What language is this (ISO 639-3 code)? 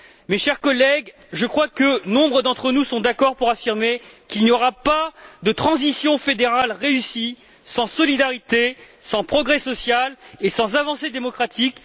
fra